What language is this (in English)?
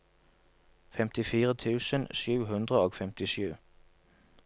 Norwegian